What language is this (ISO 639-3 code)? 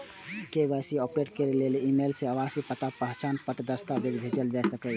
mai